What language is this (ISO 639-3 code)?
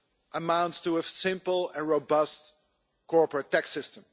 eng